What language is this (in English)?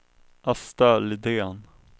Swedish